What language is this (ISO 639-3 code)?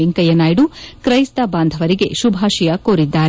kan